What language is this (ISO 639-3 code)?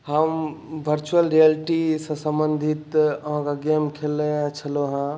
mai